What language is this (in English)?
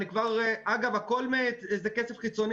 Hebrew